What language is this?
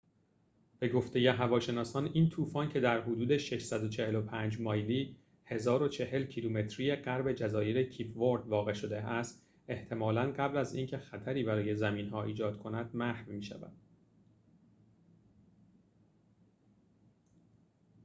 Persian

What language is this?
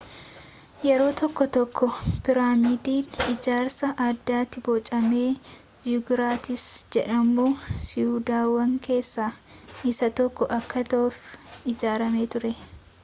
Oromo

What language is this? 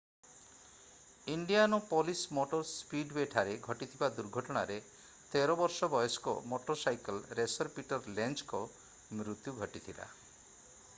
Odia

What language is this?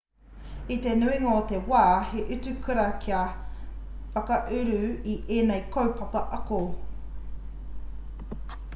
Māori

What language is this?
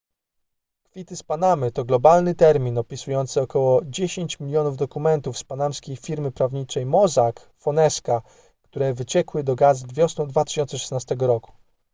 Polish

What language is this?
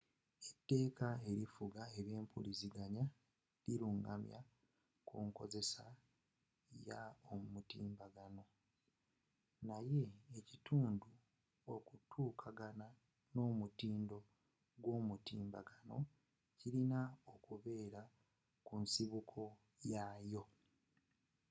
Ganda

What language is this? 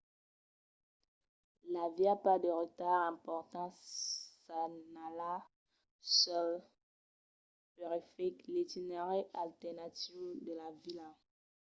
Occitan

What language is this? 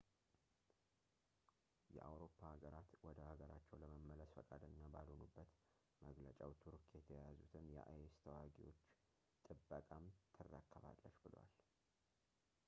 Amharic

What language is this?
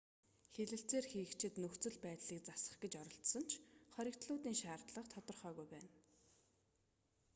Mongolian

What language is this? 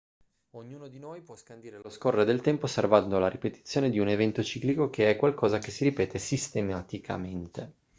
Italian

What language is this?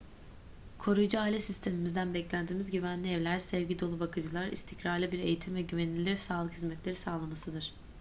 Turkish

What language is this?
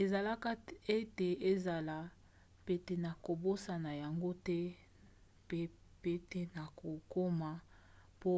Lingala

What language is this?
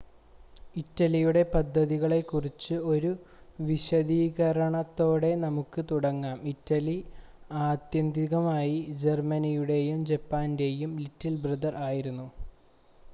Malayalam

